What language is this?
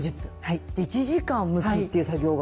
Japanese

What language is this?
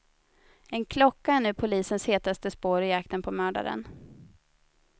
Swedish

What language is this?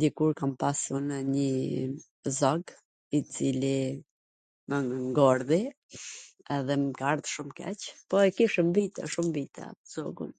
Gheg Albanian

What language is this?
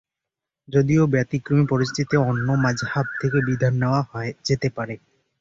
Bangla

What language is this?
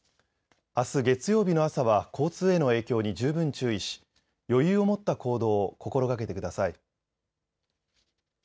Japanese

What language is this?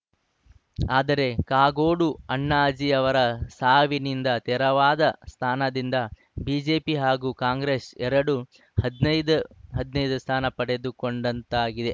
Kannada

